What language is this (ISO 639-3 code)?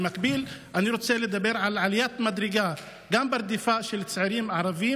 heb